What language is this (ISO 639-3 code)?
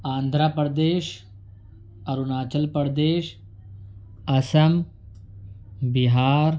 urd